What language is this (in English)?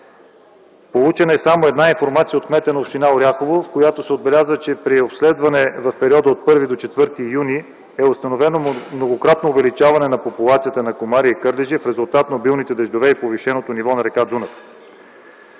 Bulgarian